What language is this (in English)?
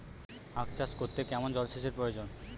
Bangla